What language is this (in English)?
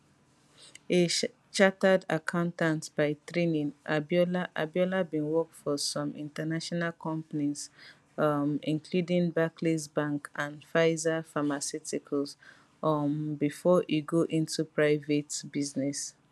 Nigerian Pidgin